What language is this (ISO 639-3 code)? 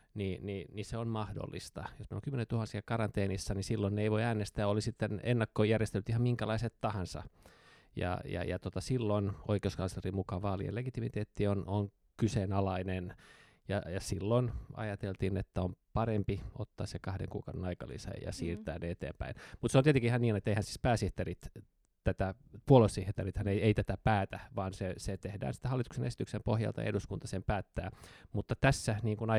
fin